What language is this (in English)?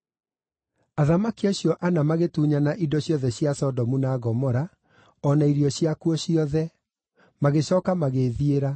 Kikuyu